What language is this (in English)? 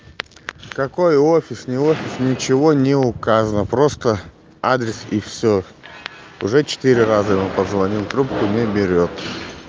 Russian